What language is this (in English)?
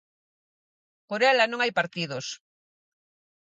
Galician